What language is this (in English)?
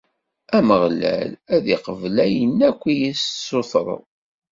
Kabyle